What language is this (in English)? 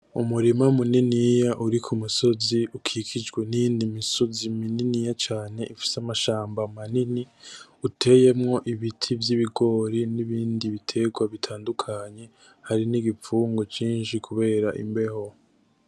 Rundi